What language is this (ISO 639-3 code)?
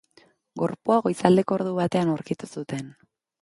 eus